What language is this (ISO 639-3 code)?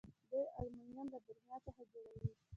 pus